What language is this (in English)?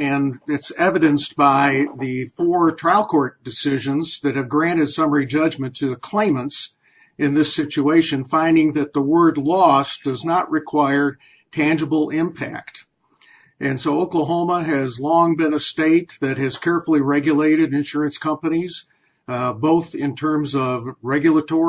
English